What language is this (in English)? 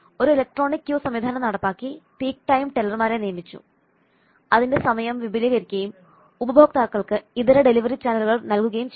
Malayalam